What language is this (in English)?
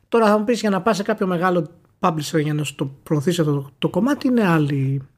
Greek